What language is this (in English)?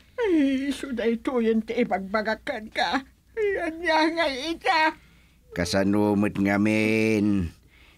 Filipino